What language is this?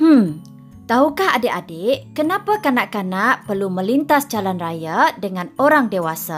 Malay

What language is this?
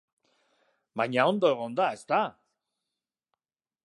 Basque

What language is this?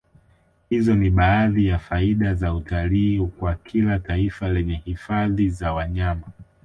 Swahili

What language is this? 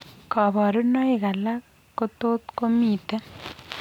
Kalenjin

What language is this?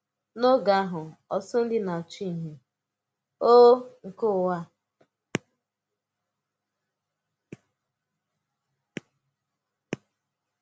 Igbo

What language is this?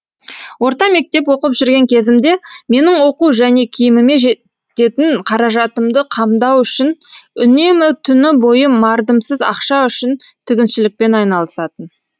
Kazakh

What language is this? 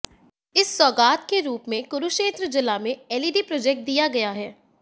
Hindi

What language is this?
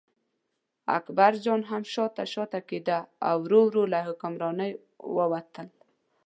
Pashto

